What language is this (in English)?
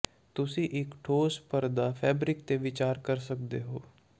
Punjabi